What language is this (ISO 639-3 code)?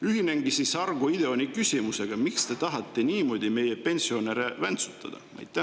est